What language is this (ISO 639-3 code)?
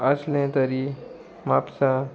kok